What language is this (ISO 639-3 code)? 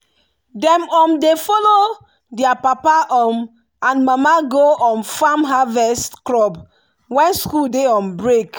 pcm